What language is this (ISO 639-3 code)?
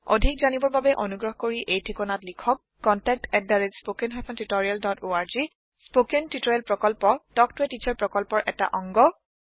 asm